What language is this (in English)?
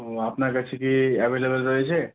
Bangla